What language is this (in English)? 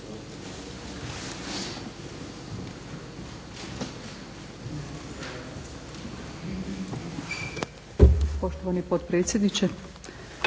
Croatian